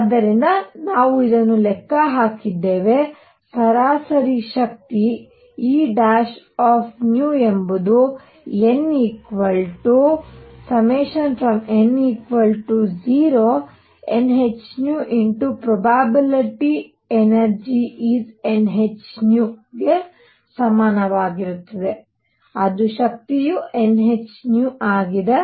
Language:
Kannada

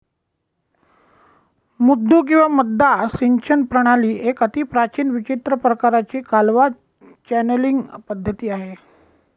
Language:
Marathi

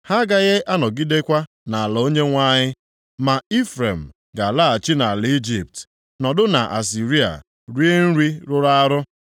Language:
Igbo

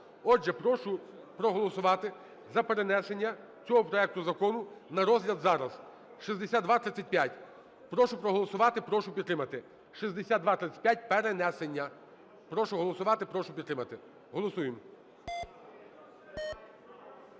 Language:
Ukrainian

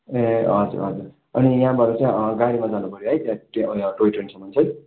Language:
Nepali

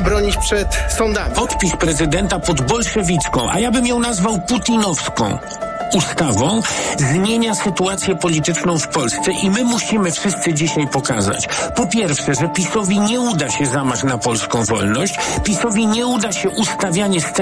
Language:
Polish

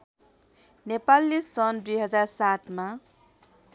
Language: Nepali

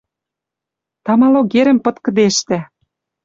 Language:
Western Mari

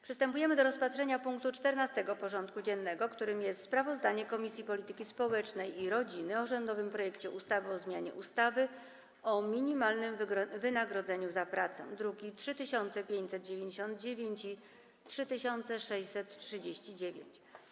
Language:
Polish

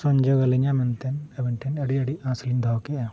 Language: Santali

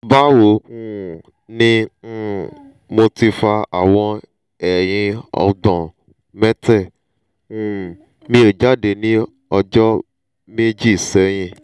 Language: Yoruba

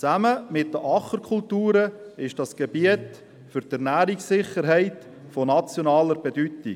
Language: Swiss German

